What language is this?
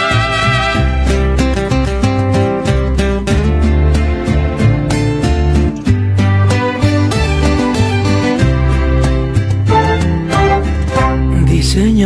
Spanish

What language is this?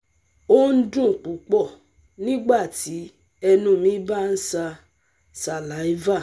Yoruba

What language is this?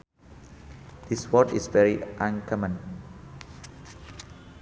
Sundanese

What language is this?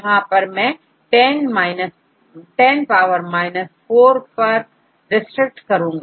Hindi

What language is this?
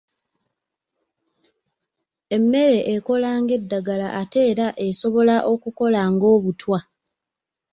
Ganda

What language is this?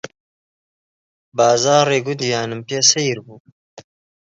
Central Kurdish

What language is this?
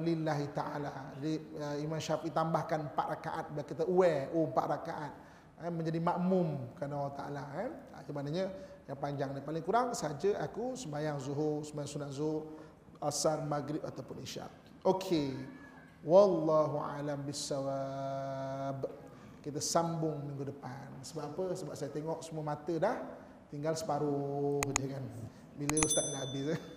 Malay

